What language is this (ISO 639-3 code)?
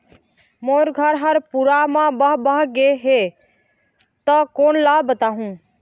hne